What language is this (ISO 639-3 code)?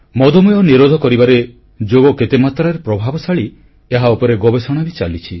ori